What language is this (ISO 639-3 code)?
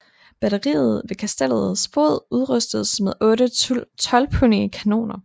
dan